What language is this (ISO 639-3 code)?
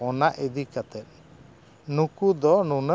sat